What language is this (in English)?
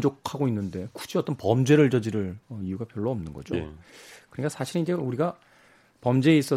Korean